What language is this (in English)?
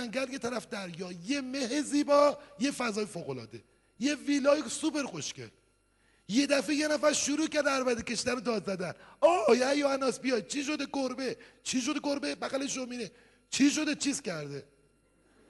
Persian